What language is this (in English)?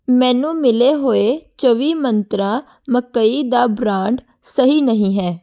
Punjabi